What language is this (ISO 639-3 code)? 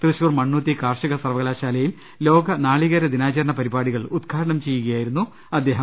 mal